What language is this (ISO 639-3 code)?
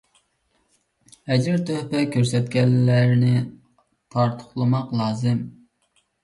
uig